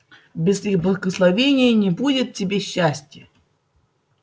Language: Russian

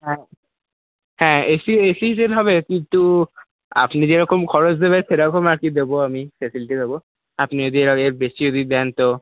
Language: Bangla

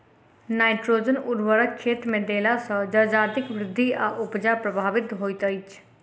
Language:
Maithili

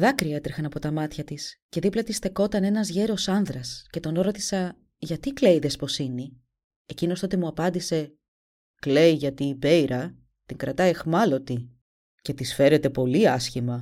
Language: Greek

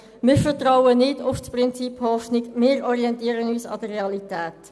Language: Swiss German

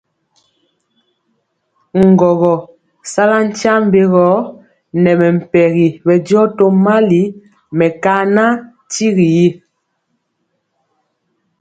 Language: Mpiemo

